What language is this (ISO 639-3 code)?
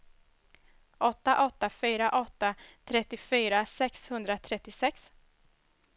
swe